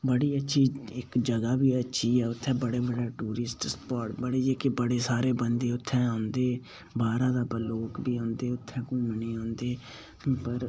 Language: Dogri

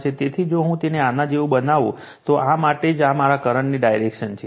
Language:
Gujarati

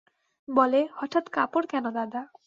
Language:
Bangla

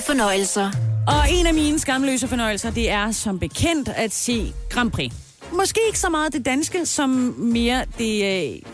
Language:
Danish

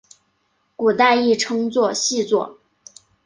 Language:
Chinese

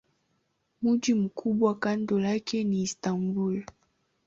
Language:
Swahili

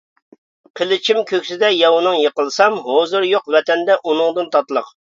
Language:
Uyghur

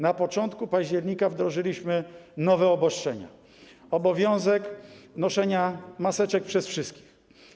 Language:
Polish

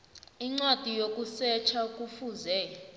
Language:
South Ndebele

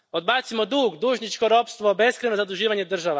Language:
Croatian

